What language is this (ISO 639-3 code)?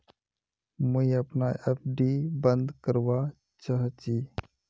mag